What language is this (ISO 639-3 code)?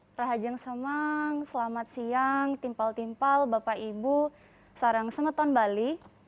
ind